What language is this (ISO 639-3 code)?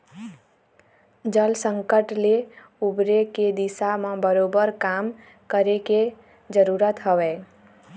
hne